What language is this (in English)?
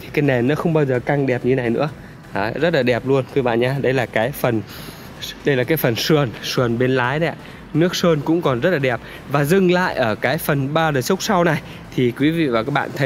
Vietnamese